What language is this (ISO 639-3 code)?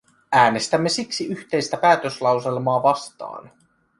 fin